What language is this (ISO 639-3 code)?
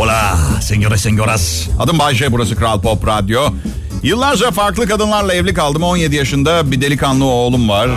tur